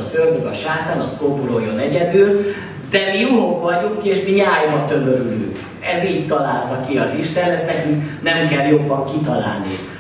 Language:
Hungarian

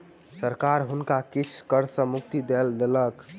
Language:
Maithili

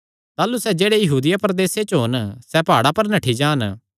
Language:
Kangri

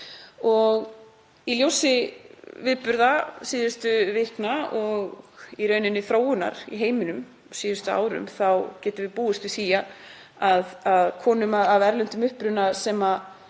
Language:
Icelandic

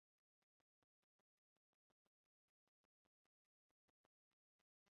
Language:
Esperanto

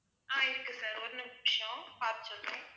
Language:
Tamil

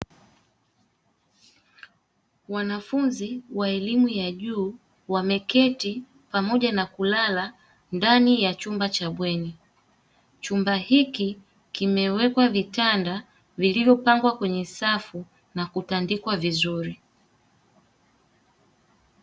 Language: Swahili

